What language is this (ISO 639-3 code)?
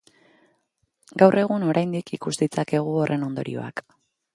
eus